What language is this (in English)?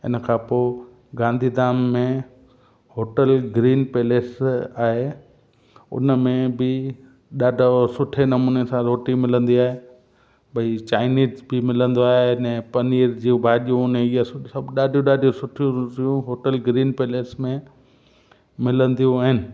Sindhi